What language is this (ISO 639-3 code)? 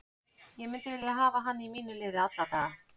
isl